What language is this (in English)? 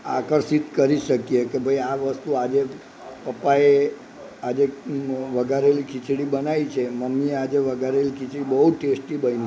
Gujarati